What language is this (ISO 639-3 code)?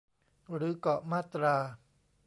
tha